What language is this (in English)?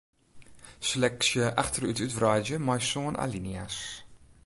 Western Frisian